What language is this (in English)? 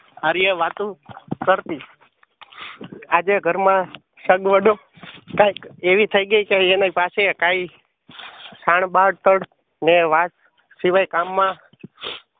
Gujarati